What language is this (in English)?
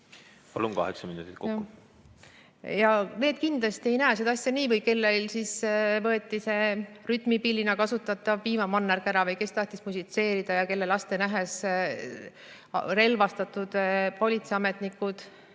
Estonian